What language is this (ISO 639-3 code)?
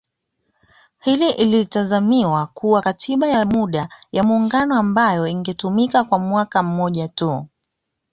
swa